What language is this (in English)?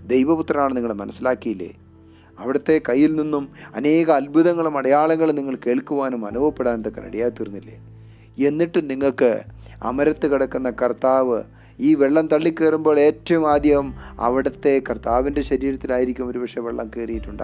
Malayalam